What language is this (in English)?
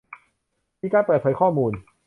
Thai